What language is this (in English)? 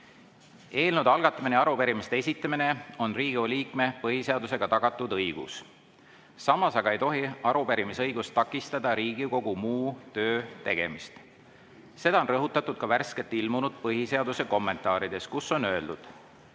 Estonian